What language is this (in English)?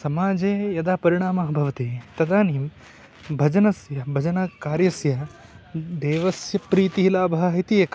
Sanskrit